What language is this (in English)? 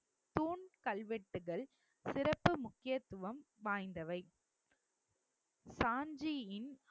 Tamil